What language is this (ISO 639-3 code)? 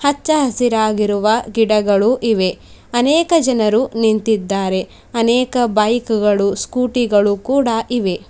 kan